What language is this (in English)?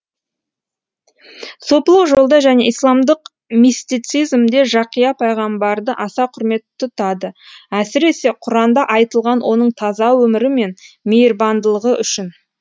Kazakh